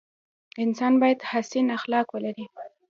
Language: Pashto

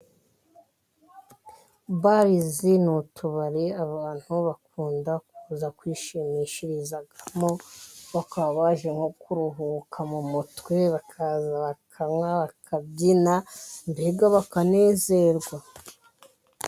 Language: Kinyarwanda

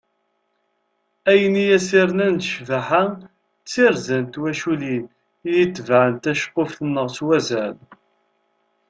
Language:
Kabyle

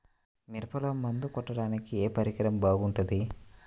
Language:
Telugu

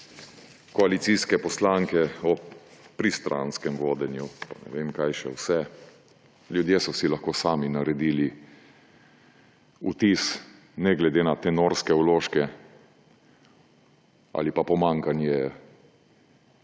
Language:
Slovenian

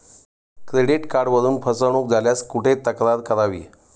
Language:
Marathi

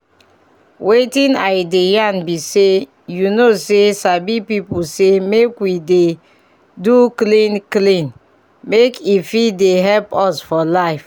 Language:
Nigerian Pidgin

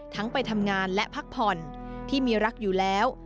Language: Thai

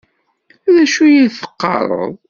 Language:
Kabyle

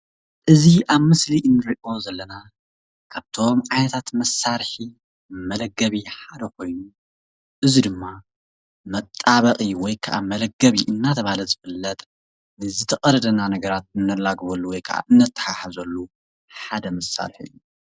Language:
Tigrinya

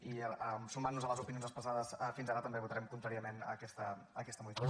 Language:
Catalan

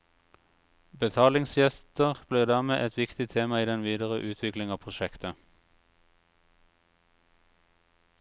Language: Norwegian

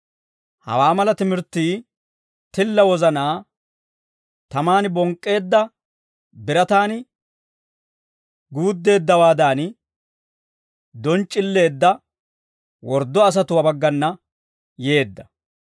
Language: Dawro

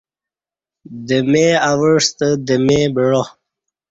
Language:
Kati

